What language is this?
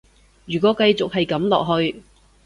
Cantonese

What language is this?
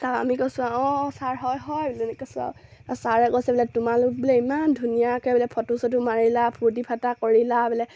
Assamese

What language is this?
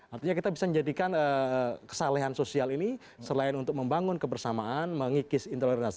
Indonesian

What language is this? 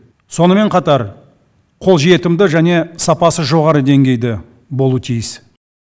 Kazakh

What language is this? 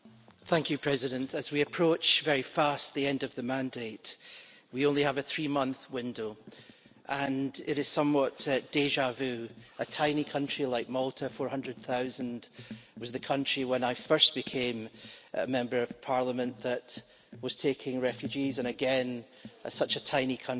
English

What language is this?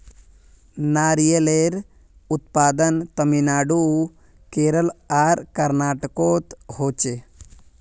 Magahi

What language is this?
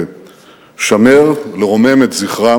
Hebrew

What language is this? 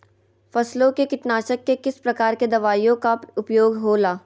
Magahi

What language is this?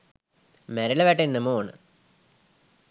Sinhala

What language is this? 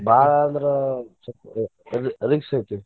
Kannada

